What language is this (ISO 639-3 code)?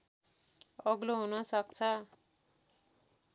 nep